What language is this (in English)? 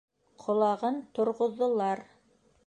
Bashkir